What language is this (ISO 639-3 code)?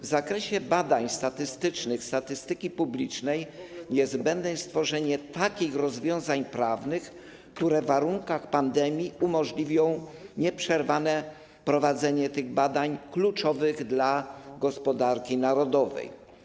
pol